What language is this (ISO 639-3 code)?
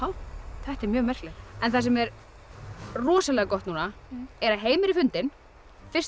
isl